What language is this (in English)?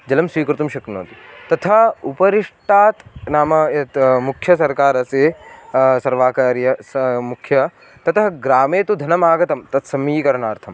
Sanskrit